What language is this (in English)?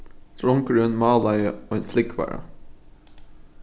Faroese